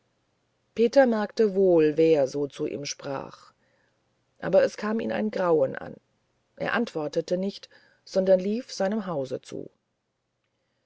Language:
German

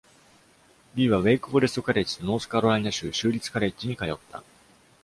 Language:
Japanese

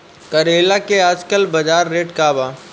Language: Bhojpuri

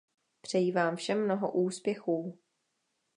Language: Czech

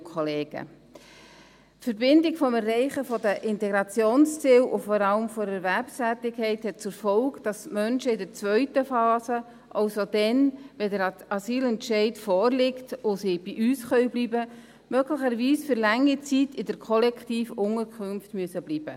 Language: Swiss German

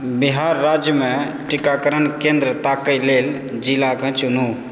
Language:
Maithili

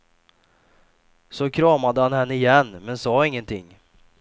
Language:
Swedish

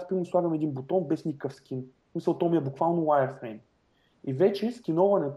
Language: Bulgarian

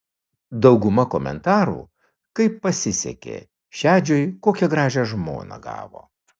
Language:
Lithuanian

